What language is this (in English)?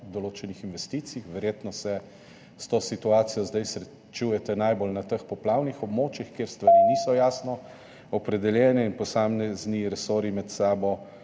Slovenian